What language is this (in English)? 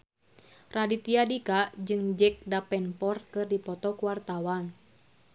Sundanese